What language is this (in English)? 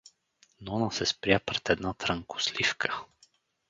Bulgarian